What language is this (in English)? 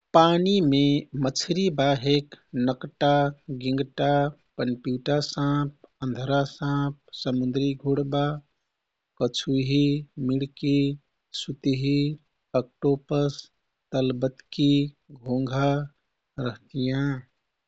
Kathoriya Tharu